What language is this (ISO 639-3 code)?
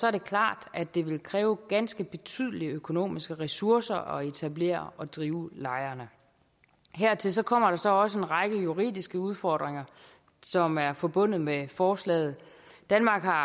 dan